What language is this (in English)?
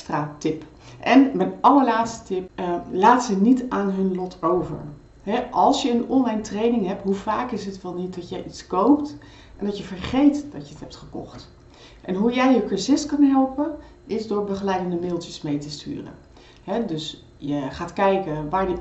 Dutch